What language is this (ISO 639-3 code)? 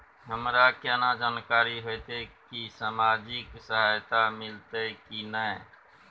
mai